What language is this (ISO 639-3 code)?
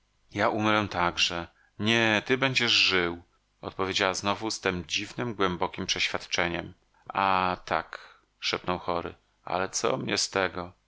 pol